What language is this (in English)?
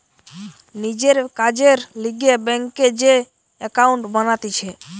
Bangla